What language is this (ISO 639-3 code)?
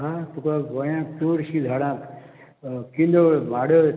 kok